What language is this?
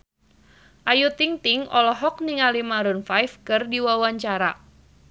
Sundanese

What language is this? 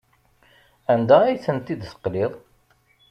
Kabyle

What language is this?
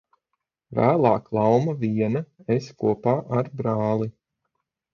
Latvian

